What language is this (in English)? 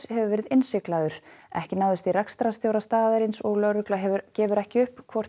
Icelandic